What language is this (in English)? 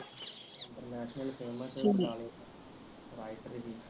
Punjabi